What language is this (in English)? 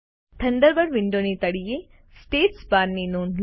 Gujarati